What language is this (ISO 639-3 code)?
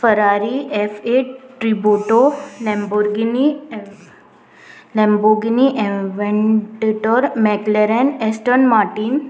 kok